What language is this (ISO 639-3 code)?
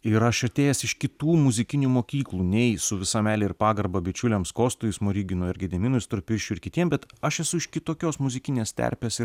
lit